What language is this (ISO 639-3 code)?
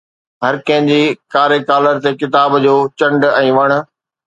snd